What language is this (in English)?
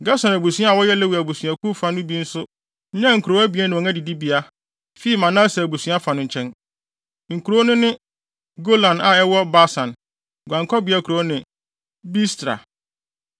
Akan